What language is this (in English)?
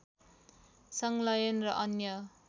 Nepali